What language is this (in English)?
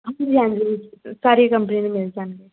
Punjabi